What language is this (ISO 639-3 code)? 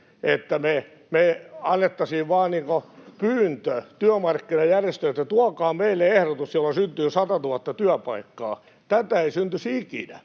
fin